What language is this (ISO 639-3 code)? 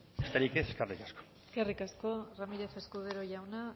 eus